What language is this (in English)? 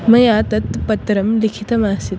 Sanskrit